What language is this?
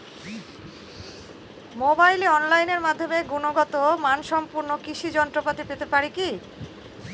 Bangla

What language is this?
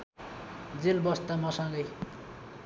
Nepali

